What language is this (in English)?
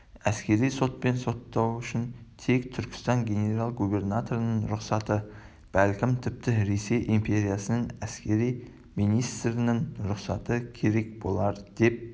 Kazakh